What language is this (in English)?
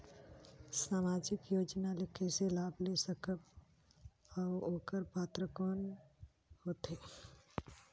Chhattisgarhi